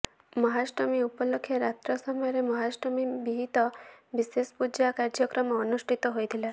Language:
Odia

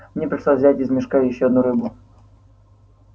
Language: Russian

